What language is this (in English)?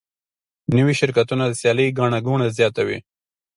Pashto